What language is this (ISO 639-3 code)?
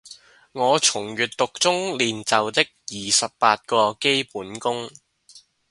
zho